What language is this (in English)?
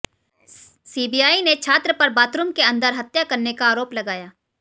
Hindi